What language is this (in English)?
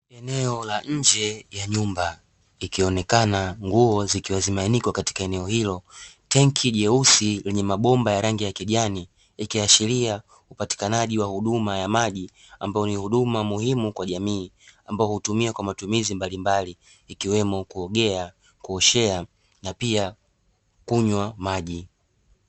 Swahili